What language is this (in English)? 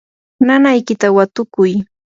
Yanahuanca Pasco Quechua